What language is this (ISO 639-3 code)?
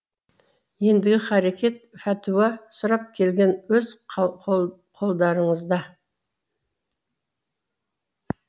kaz